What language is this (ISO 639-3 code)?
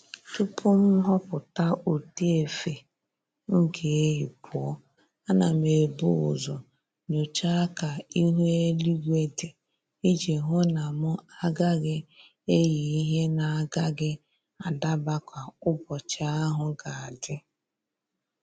ibo